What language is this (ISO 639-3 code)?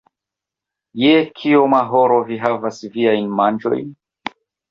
epo